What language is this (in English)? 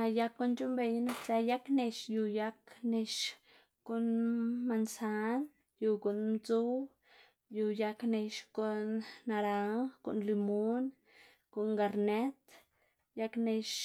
Xanaguía Zapotec